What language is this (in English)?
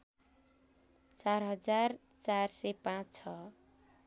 Nepali